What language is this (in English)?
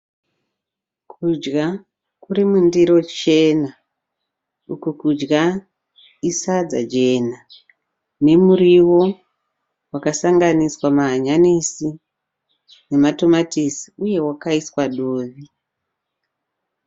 Shona